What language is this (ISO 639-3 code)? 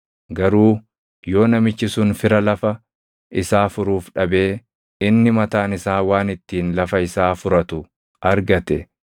orm